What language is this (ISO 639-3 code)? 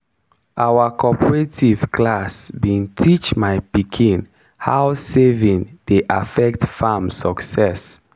pcm